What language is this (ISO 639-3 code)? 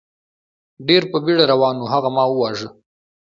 pus